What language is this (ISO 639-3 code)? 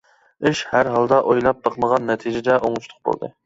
uig